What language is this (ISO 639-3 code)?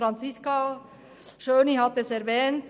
gsw